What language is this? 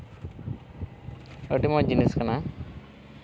Santali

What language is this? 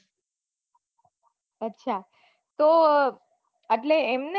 Gujarati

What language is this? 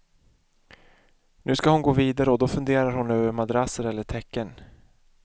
Swedish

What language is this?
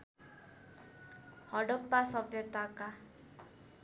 Nepali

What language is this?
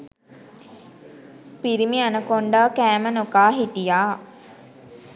Sinhala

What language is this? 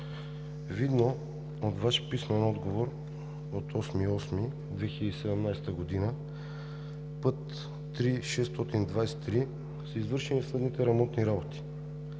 Bulgarian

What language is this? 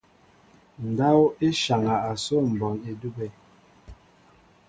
Mbo (Cameroon)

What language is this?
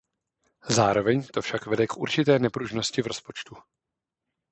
Czech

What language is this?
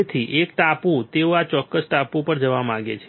Gujarati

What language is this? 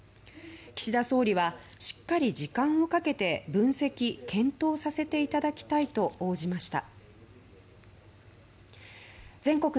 Japanese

